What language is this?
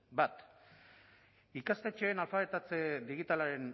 Basque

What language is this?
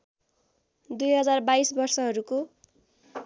Nepali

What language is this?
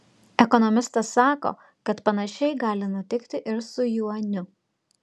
Lithuanian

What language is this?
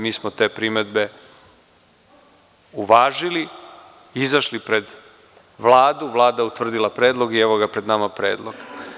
Serbian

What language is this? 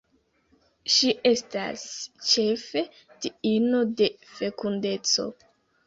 Esperanto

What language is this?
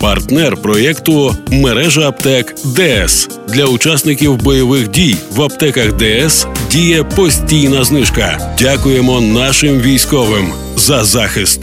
Ukrainian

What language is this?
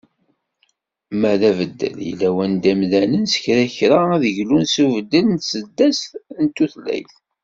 Kabyle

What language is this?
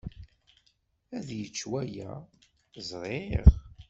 Kabyle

